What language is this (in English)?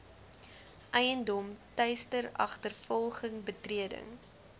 Afrikaans